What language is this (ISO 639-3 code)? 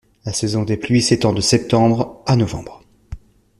fra